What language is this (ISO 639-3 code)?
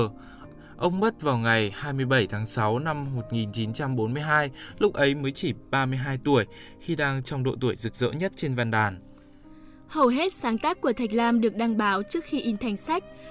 vie